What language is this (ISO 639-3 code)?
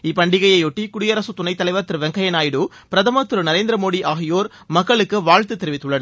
tam